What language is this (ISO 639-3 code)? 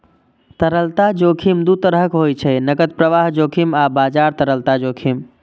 mai